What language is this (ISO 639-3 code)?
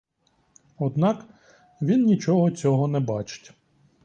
ukr